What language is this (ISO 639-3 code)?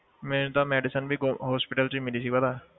pan